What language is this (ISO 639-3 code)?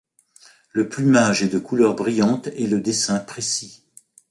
fra